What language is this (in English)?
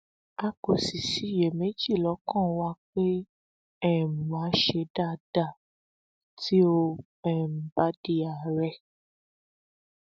Yoruba